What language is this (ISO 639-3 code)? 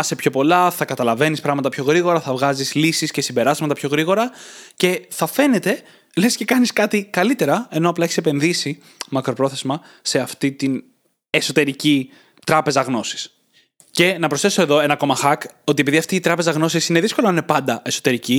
ell